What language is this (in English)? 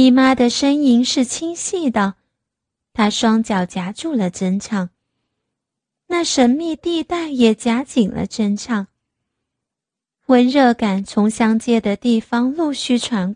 Chinese